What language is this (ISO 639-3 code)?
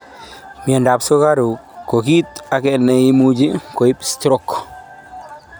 kln